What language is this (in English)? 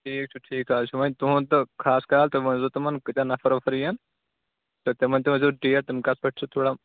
Kashmiri